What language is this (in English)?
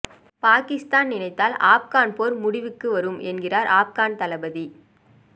Tamil